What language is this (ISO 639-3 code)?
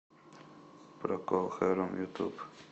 rus